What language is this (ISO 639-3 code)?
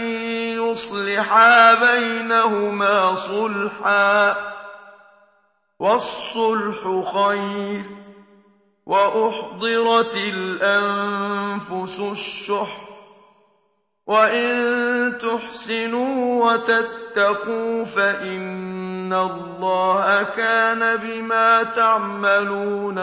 ara